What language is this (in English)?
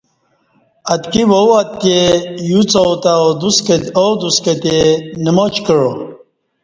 Kati